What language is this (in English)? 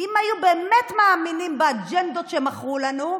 Hebrew